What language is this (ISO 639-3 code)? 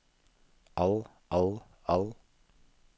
nor